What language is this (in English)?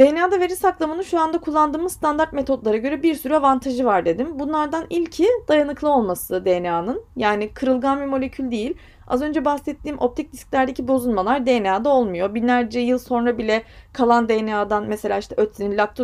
Turkish